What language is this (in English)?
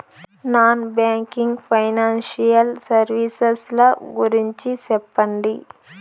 Telugu